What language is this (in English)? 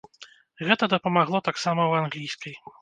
Belarusian